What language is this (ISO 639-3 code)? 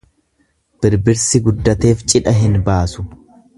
orm